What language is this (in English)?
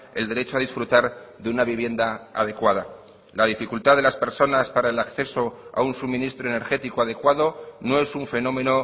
Spanish